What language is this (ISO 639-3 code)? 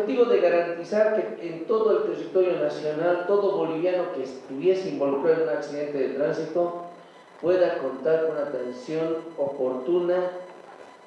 spa